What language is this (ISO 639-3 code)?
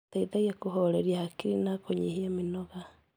kik